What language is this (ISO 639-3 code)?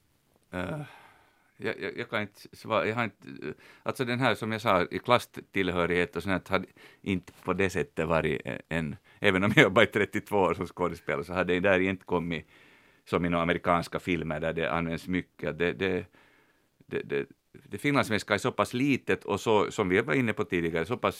swe